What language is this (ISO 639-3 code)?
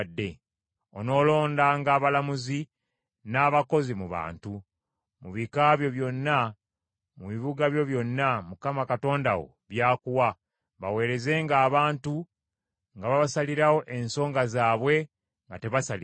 lug